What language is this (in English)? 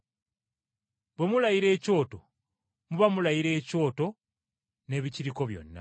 Ganda